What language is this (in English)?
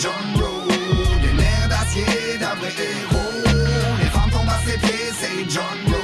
French